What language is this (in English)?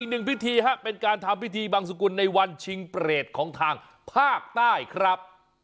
Thai